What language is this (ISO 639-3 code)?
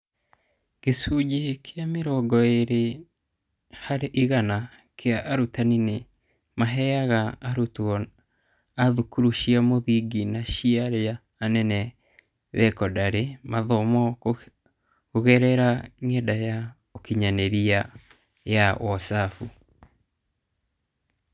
kik